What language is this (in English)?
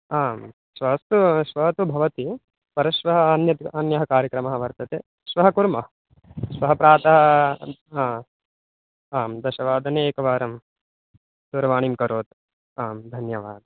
Sanskrit